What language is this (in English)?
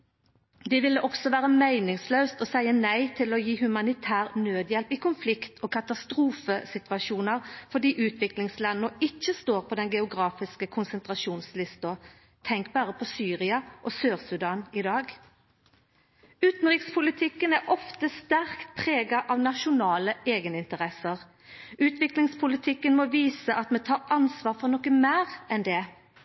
Norwegian Nynorsk